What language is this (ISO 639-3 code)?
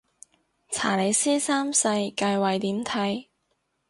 yue